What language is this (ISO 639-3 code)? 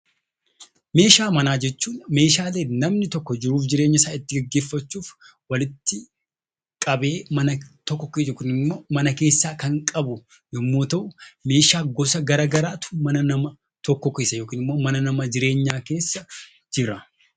orm